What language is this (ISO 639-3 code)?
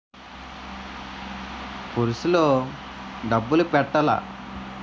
tel